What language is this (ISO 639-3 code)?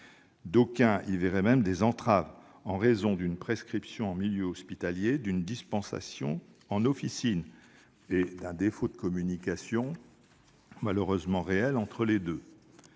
fra